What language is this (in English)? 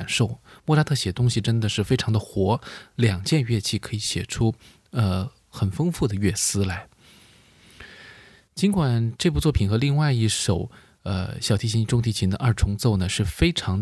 Chinese